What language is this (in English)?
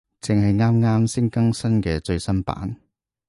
Cantonese